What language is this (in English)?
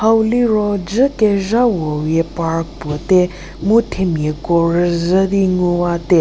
Angami Naga